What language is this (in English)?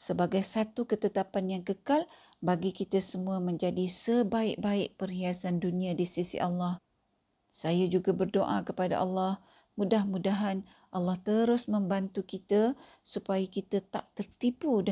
Malay